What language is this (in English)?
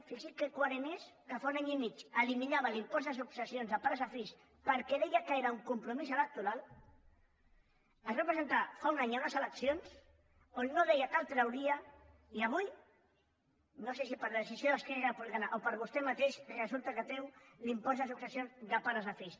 Catalan